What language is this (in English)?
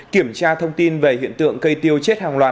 Vietnamese